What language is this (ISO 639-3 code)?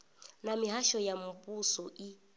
ven